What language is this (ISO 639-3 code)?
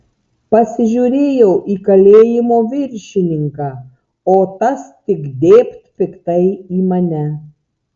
lit